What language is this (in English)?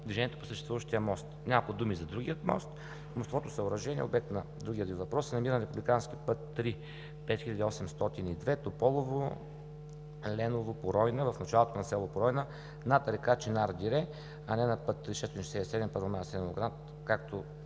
Bulgarian